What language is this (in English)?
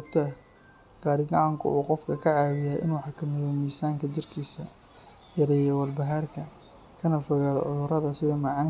Somali